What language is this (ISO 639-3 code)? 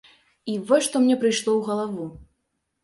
bel